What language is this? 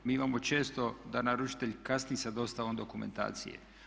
Croatian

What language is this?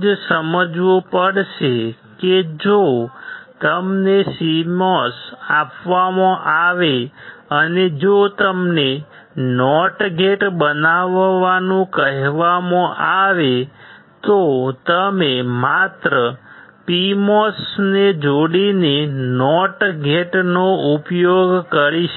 Gujarati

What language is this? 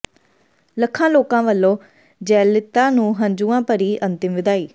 Punjabi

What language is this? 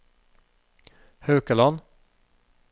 Norwegian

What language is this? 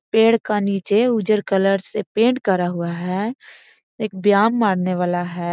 Magahi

